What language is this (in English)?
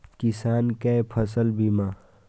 Maithili